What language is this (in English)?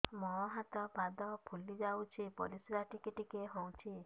Odia